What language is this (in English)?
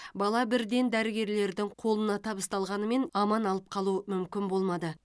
Kazakh